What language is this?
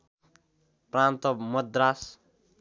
Nepali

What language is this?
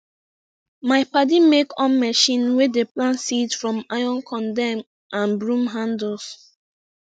Nigerian Pidgin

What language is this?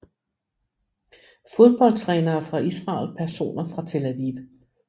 Danish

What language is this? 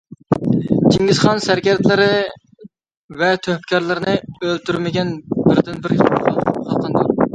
Uyghur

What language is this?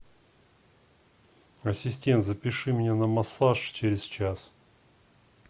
Russian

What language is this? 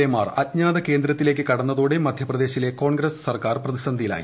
Malayalam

